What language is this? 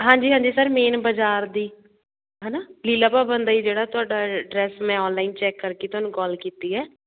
Punjabi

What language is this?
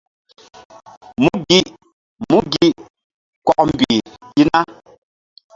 Mbum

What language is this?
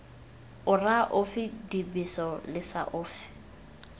Tswana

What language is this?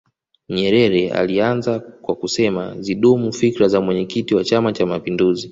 Swahili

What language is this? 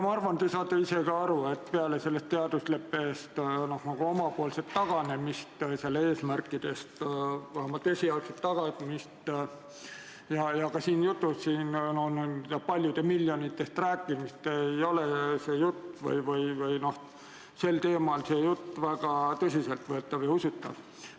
Estonian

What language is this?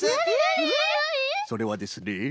Japanese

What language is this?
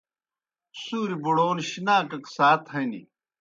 Kohistani Shina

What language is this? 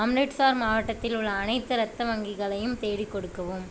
Tamil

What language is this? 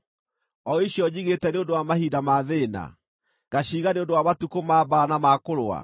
Kikuyu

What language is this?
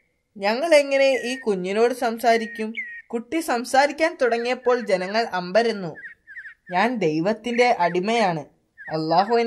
Malayalam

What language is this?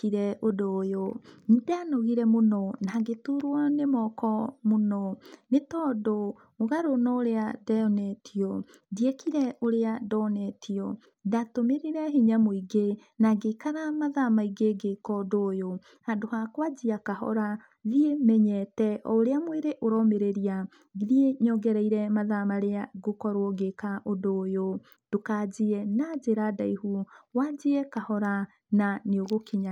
Kikuyu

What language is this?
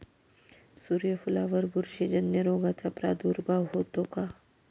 Marathi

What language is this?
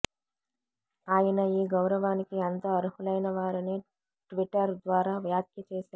Telugu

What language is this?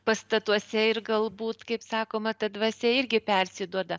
Lithuanian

